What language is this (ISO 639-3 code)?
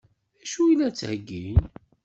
kab